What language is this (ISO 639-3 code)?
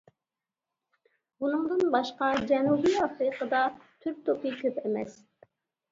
uig